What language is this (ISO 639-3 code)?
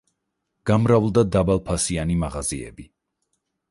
kat